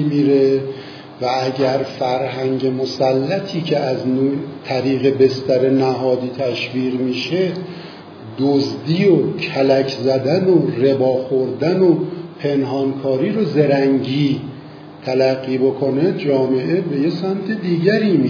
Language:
Persian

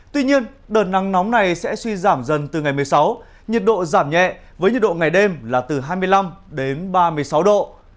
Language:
Vietnamese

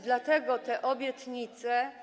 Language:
Polish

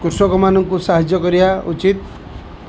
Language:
Odia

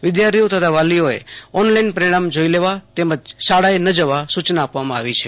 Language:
Gujarati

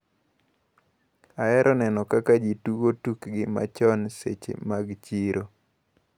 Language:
Luo (Kenya and Tanzania)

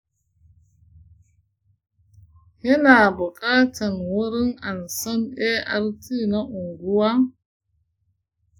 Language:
Hausa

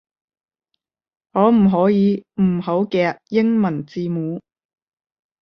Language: Cantonese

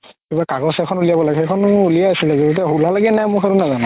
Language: Assamese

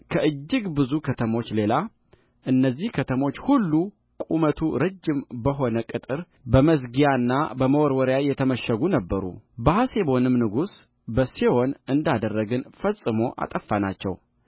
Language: Amharic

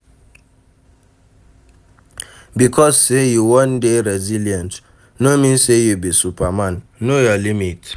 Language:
Nigerian Pidgin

